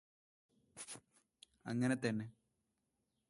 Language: Malayalam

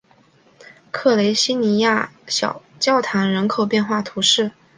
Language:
Chinese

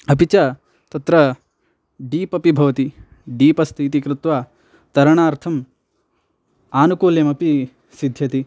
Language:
Sanskrit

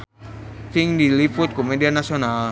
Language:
Sundanese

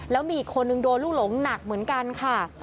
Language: Thai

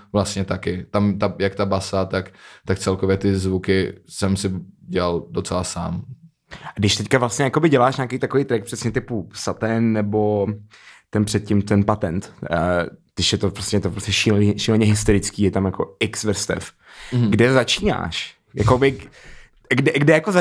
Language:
Czech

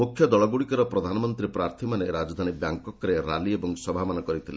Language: Odia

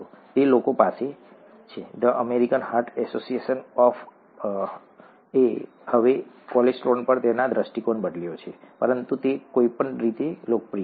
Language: Gujarati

